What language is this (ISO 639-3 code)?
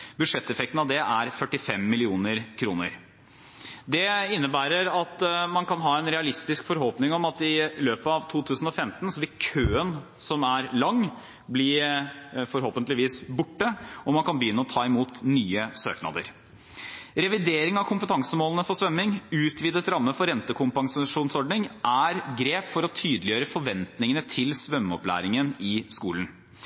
nob